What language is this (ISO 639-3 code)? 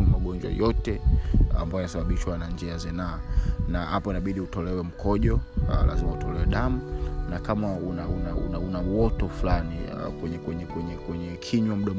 swa